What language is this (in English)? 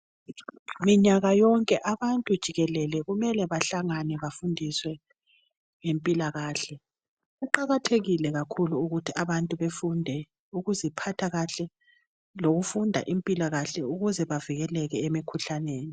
North Ndebele